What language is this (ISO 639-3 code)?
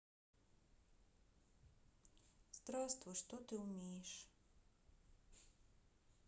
rus